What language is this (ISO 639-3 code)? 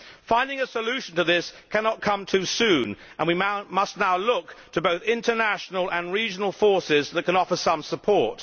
eng